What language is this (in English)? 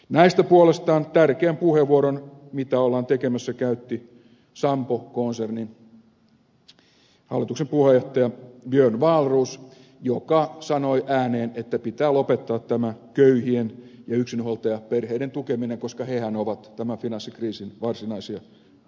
Finnish